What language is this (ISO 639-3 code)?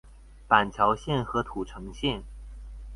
zho